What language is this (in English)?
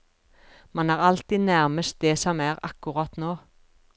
Norwegian